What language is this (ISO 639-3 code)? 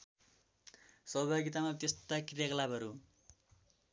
nep